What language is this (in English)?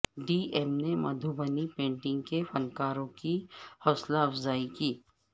Urdu